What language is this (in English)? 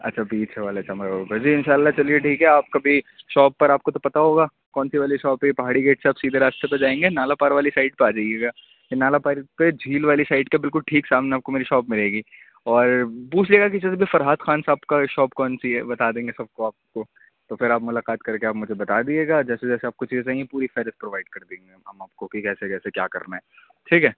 Urdu